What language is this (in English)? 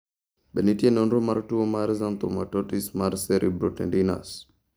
Luo (Kenya and Tanzania)